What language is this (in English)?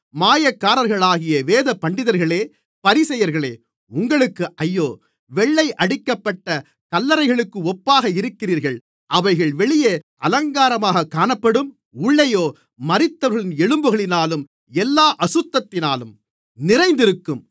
Tamil